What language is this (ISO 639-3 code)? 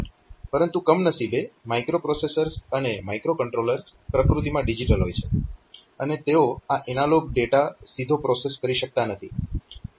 guj